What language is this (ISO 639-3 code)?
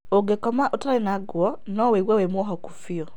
kik